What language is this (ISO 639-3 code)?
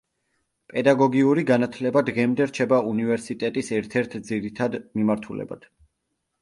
kat